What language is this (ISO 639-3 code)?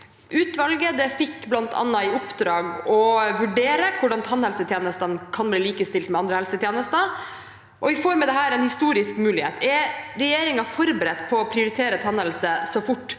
nor